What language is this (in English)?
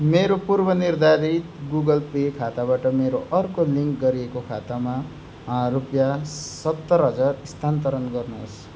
Nepali